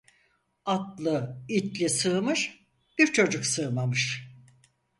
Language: Turkish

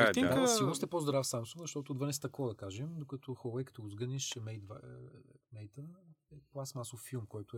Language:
Bulgarian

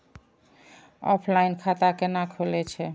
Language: Maithili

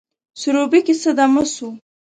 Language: Pashto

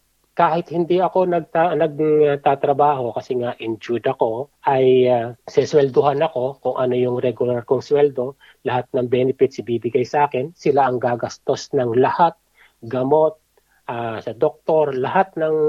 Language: Filipino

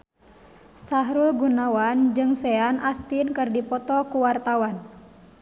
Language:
Sundanese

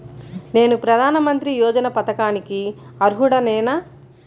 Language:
Telugu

